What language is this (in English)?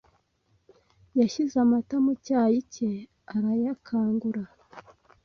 Kinyarwanda